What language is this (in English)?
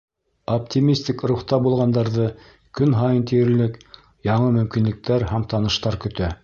Bashkir